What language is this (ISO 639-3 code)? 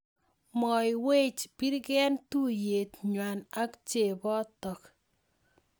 kln